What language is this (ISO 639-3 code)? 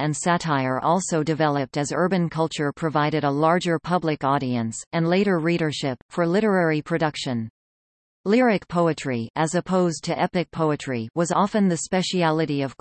eng